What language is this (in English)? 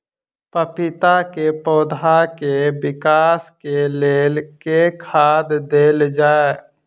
Maithili